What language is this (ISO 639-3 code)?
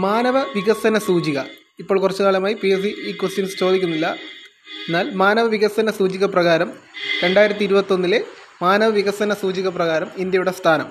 mal